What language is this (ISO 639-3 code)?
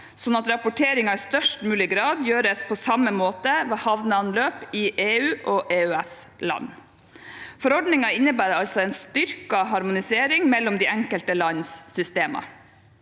nor